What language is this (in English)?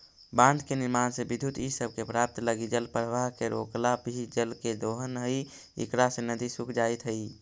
Magahi